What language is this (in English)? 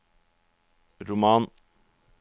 Norwegian